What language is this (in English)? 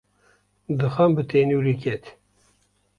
Kurdish